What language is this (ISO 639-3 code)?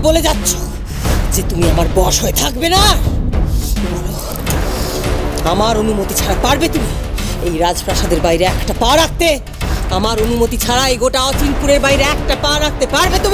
kor